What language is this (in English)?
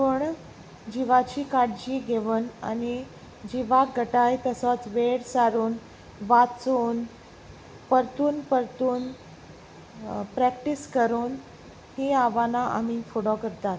Konkani